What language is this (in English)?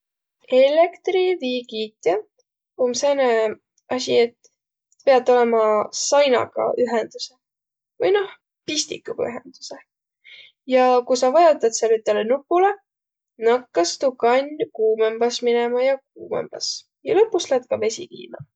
Võro